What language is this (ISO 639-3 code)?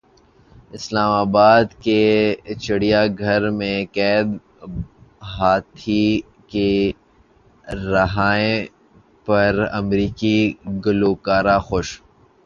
urd